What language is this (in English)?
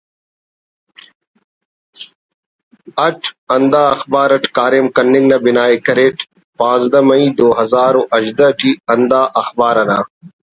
Brahui